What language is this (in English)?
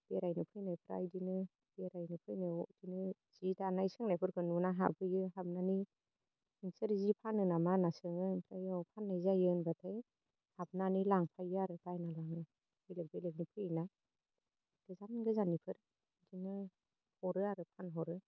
Bodo